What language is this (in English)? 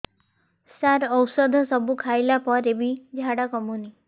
Odia